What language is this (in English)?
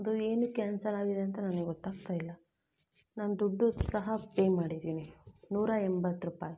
Kannada